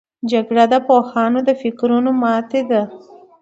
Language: Pashto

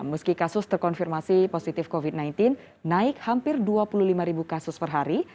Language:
Indonesian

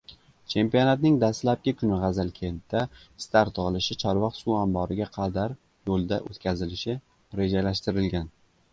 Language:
Uzbek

